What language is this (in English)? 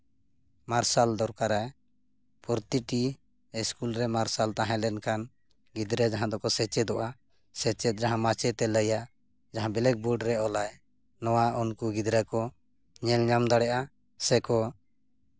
Santali